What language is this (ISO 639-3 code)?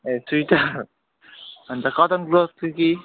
nep